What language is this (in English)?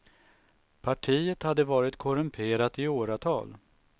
Swedish